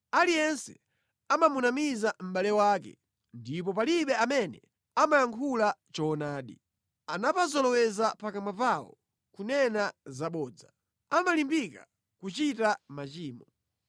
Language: Nyanja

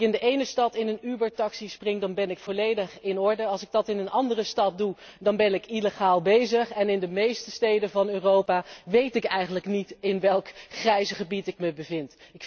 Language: Dutch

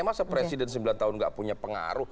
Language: Indonesian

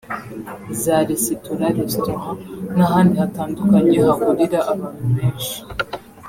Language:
Kinyarwanda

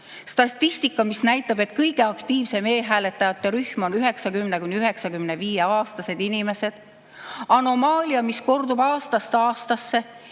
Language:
Estonian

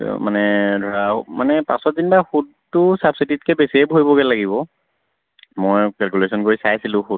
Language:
Assamese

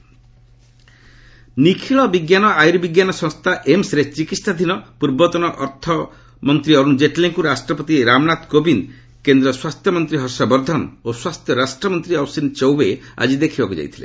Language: Odia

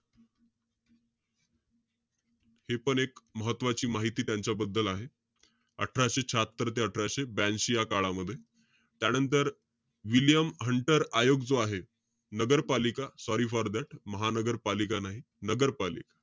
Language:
Marathi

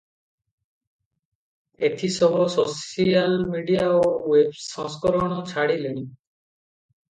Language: Odia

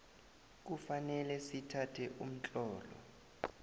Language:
South Ndebele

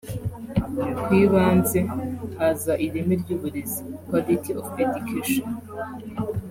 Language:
Kinyarwanda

